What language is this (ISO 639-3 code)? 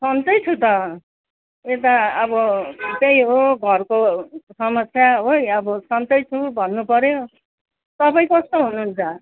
nep